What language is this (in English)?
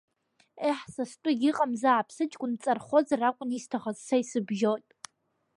Abkhazian